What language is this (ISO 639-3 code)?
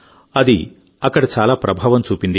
tel